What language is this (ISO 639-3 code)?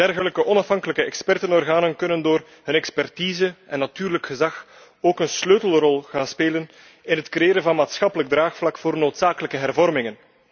nld